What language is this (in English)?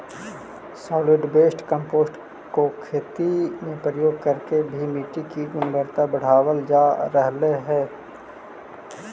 Magahi